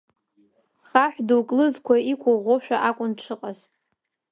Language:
Abkhazian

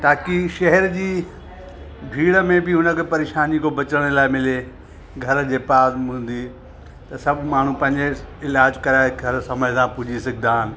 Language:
Sindhi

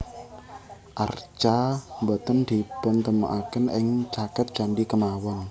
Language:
Javanese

